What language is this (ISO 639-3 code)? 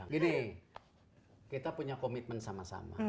ind